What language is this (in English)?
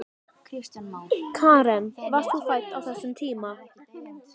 Icelandic